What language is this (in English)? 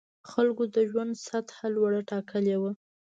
Pashto